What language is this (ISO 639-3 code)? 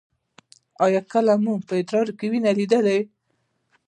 pus